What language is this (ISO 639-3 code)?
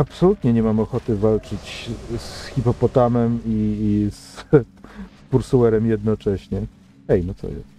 pol